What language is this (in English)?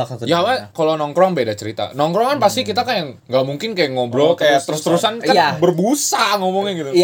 Indonesian